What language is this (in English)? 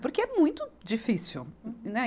Portuguese